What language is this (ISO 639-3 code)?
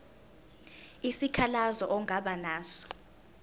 zul